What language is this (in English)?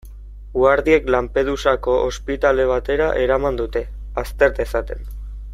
Basque